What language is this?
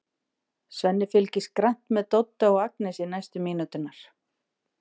Icelandic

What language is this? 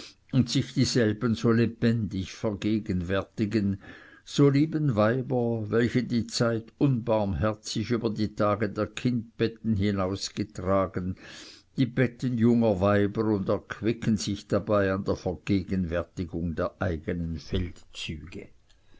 German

